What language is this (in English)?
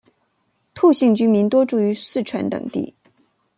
Chinese